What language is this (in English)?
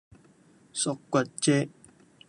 Cantonese